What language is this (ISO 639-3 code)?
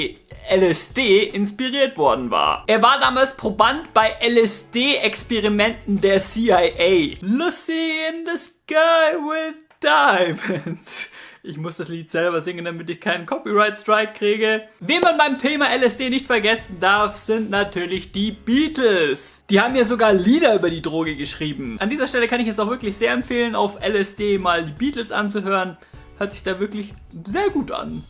deu